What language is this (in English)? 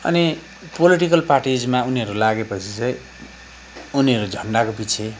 Nepali